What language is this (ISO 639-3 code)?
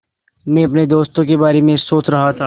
hin